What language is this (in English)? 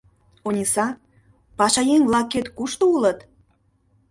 Mari